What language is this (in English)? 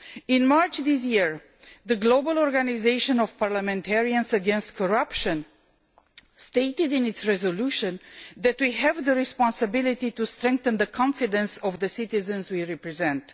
English